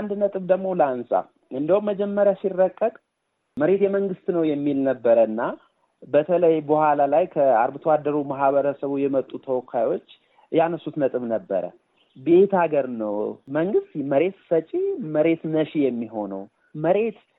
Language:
Amharic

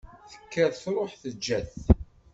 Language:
Kabyle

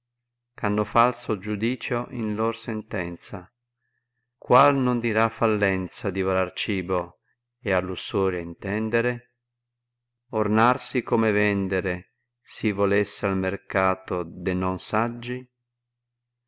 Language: Italian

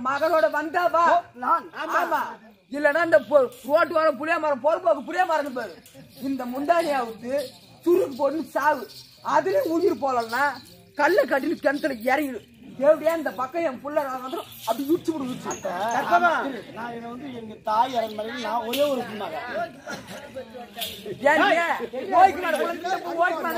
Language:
Arabic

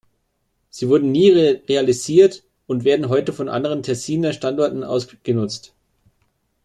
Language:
German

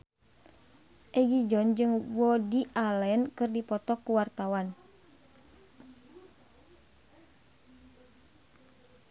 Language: Sundanese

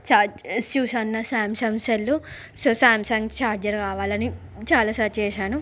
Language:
Telugu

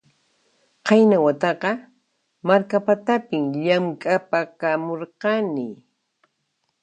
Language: Puno Quechua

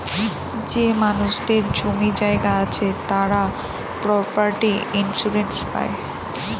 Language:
Bangla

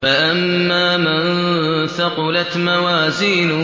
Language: Arabic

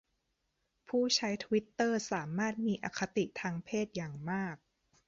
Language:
Thai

